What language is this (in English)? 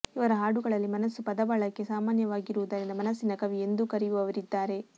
Kannada